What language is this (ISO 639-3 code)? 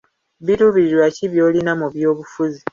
lug